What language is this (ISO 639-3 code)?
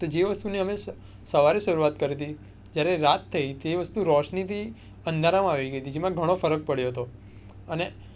guj